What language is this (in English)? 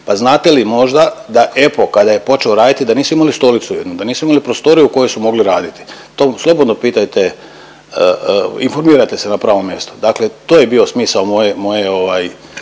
Croatian